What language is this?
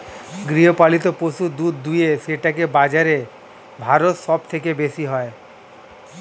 Bangla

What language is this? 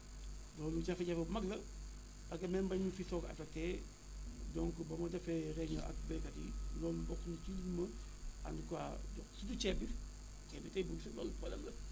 Wolof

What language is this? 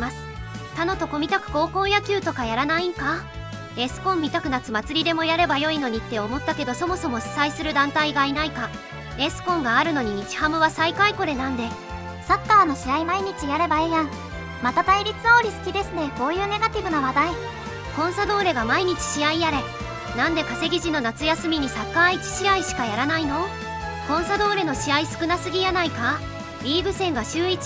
Japanese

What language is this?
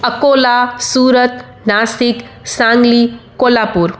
Sindhi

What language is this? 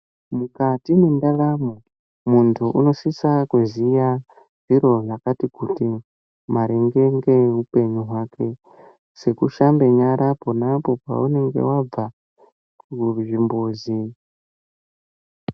Ndau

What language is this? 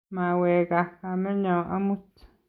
Kalenjin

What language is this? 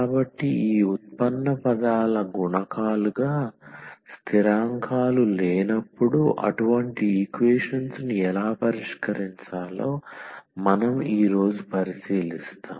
Telugu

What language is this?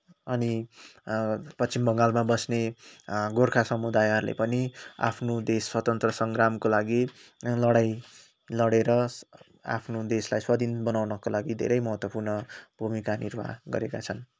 Nepali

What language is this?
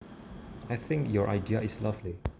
Javanese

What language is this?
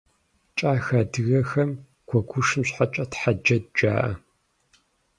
Kabardian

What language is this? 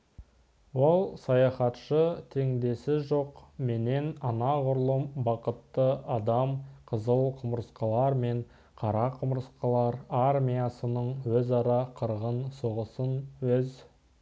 Kazakh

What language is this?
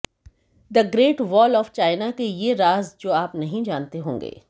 Hindi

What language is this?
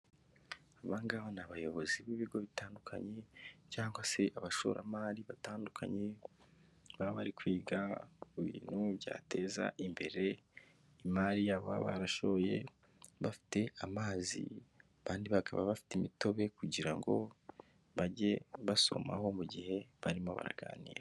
Kinyarwanda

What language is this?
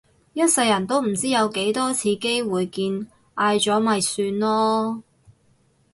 Cantonese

